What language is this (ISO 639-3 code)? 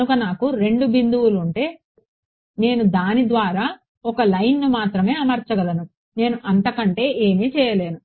tel